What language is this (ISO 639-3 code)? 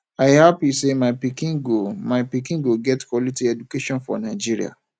pcm